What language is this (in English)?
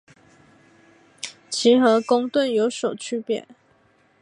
Chinese